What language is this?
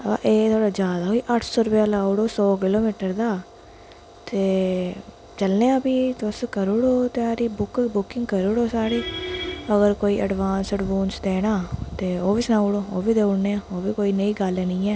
Dogri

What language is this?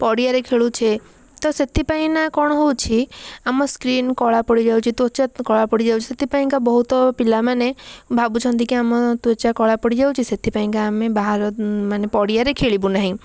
Odia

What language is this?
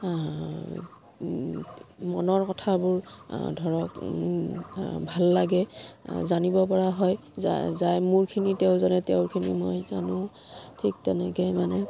Assamese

